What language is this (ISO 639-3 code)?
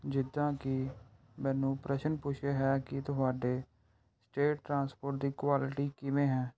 pan